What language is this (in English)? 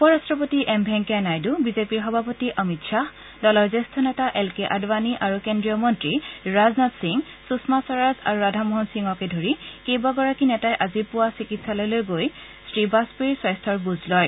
Assamese